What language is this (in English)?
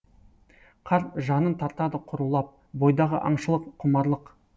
Kazakh